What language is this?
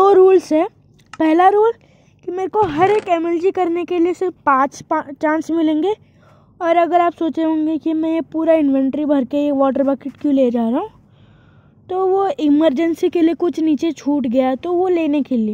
Hindi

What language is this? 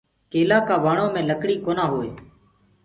Gurgula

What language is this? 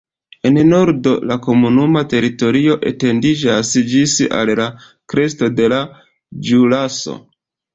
Esperanto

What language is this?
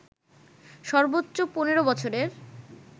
Bangla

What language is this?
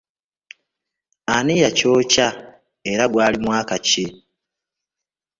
Ganda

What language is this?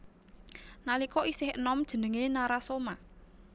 Javanese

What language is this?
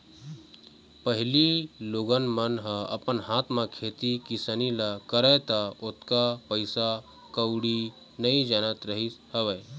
Chhattisgarhi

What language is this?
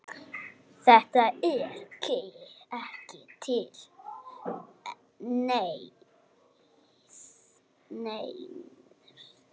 Icelandic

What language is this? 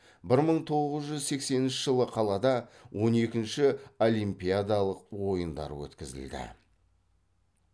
Kazakh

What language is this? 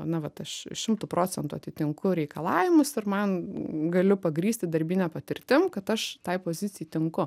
Lithuanian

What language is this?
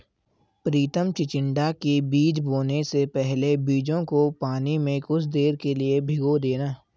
Hindi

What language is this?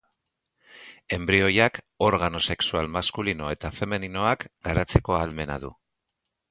Basque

